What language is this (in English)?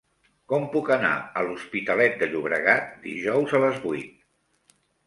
Catalan